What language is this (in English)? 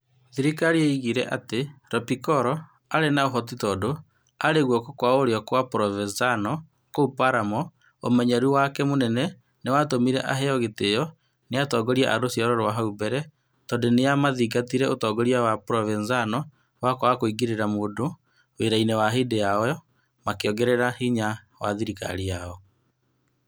Kikuyu